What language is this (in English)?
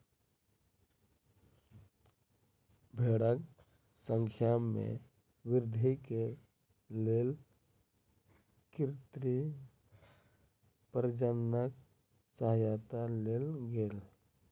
Maithili